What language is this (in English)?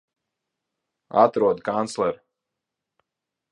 Latvian